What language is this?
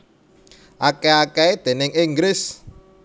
Javanese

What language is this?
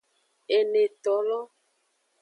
Aja (Benin)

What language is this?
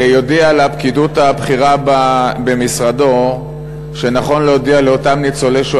Hebrew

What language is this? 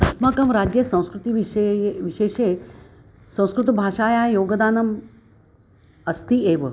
Sanskrit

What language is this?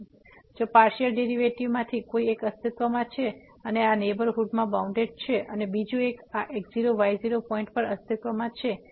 Gujarati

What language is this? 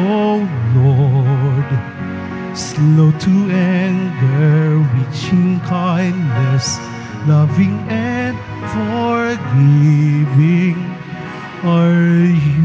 Filipino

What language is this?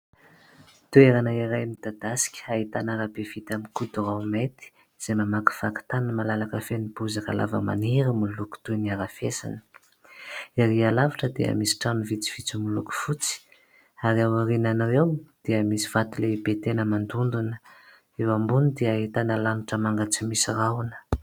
Malagasy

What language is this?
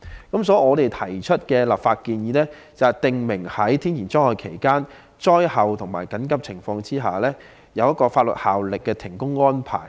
Cantonese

